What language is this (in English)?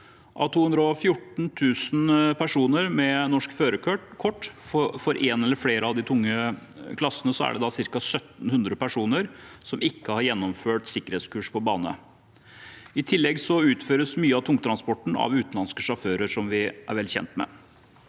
Norwegian